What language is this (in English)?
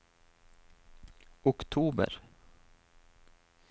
Norwegian